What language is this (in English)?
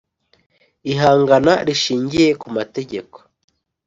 Kinyarwanda